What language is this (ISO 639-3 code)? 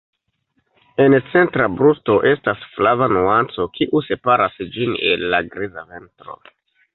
epo